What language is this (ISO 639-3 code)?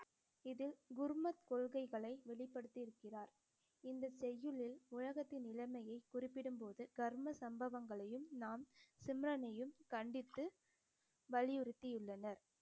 tam